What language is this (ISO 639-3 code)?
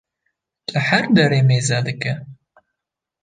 kur